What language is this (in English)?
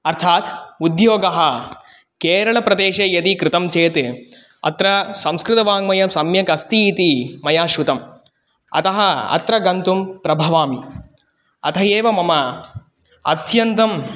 Sanskrit